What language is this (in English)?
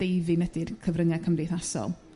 Welsh